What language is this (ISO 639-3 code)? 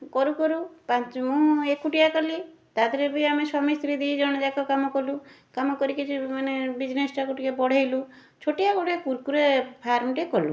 ori